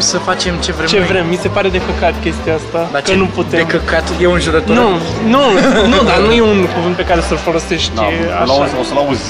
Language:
Romanian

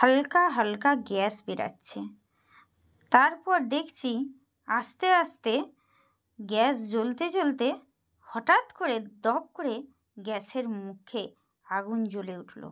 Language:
Bangla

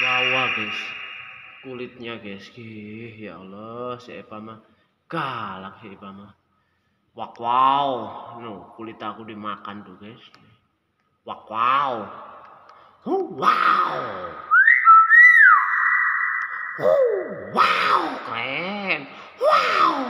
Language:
Indonesian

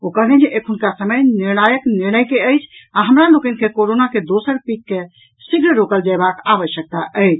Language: Maithili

